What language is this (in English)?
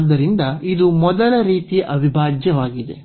Kannada